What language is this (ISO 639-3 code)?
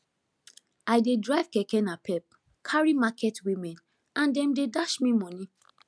pcm